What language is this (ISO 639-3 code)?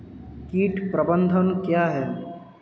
hin